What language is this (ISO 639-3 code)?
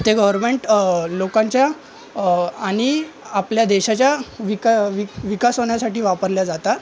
mar